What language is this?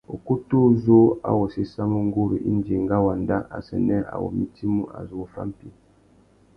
Tuki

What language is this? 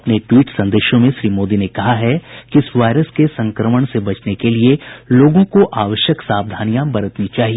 Hindi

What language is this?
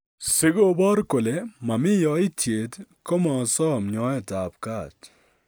Kalenjin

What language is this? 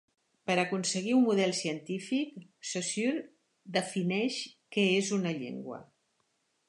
Catalan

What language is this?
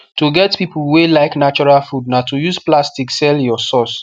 Nigerian Pidgin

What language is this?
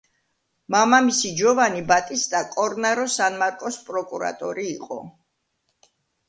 Georgian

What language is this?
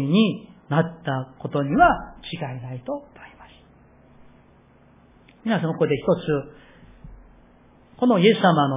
Japanese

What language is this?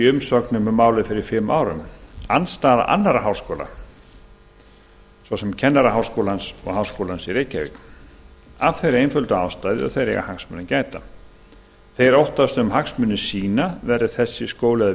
Icelandic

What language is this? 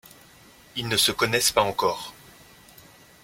French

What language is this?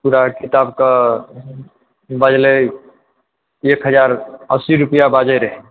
Maithili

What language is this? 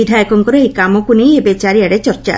Odia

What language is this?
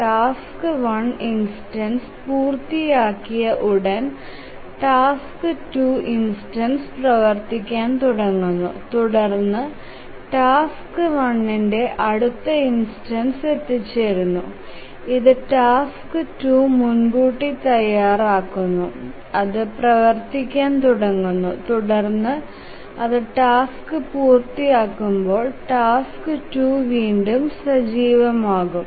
Malayalam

